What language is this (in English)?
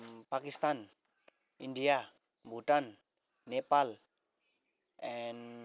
Nepali